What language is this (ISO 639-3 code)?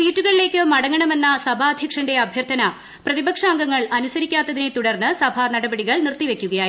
mal